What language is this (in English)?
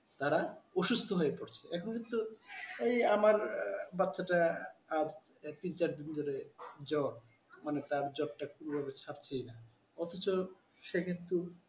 Bangla